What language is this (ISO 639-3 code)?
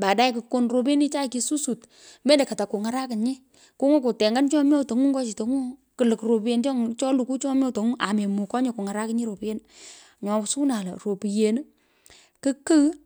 pko